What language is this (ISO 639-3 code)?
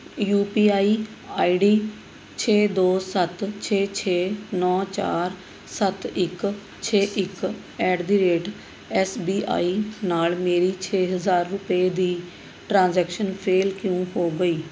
pan